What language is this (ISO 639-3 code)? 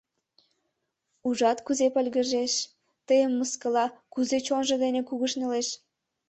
chm